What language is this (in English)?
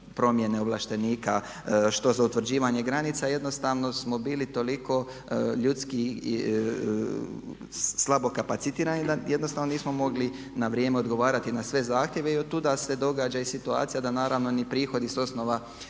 Croatian